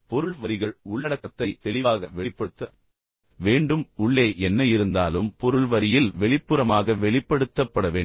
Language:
Tamil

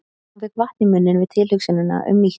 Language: Icelandic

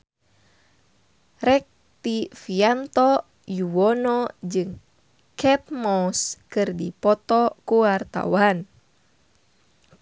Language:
Sundanese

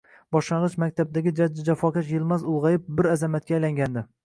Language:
Uzbek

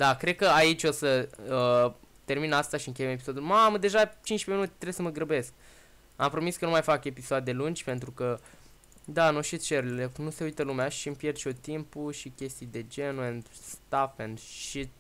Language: Romanian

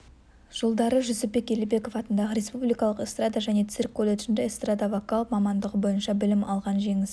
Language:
Kazakh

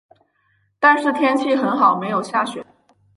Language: Chinese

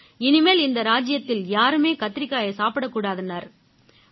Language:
Tamil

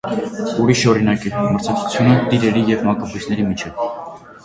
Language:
Armenian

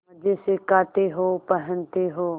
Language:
Hindi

